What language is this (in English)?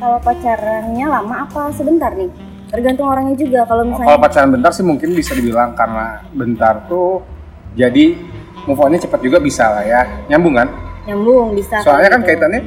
Indonesian